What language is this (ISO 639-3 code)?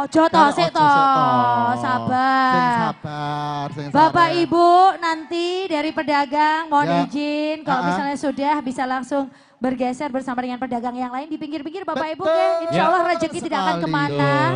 ind